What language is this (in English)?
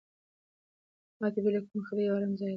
Pashto